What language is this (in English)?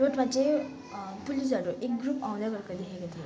Nepali